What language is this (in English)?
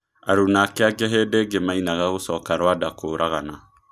Kikuyu